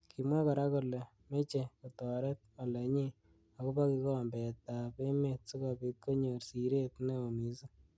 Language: Kalenjin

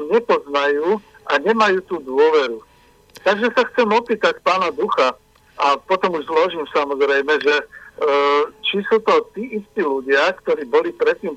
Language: Slovak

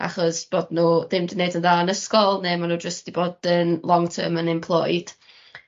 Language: Welsh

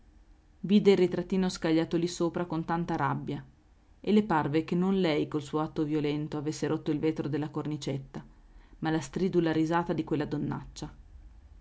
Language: Italian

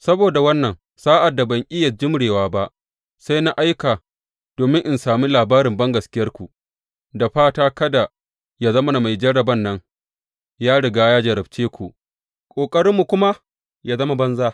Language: Hausa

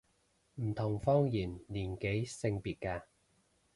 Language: Cantonese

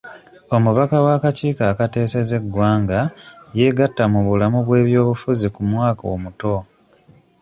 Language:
Ganda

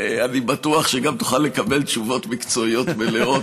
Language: Hebrew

